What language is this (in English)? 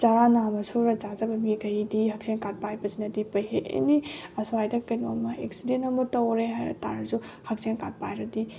Manipuri